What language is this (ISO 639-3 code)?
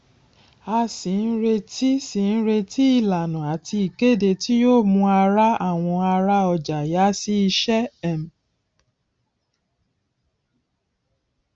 yor